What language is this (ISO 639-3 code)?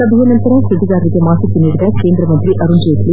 kan